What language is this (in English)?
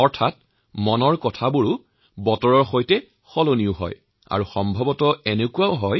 Assamese